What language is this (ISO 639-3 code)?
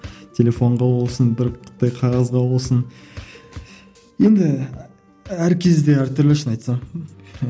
kaz